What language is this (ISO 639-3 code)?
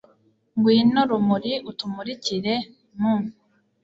kin